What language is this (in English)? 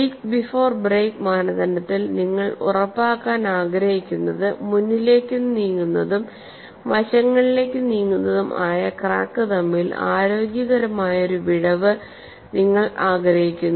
Malayalam